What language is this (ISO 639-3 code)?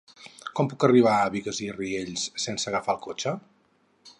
cat